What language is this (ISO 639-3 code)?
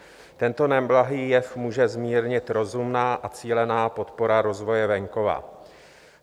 ces